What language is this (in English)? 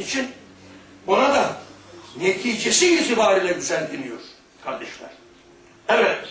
Turkish